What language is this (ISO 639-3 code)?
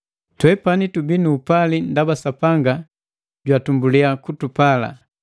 mgv